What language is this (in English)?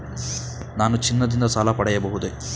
Kannada